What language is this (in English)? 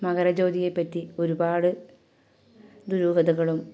Malayalam